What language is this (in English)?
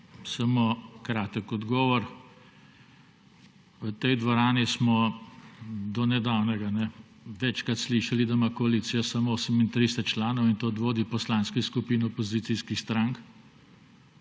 Slovenian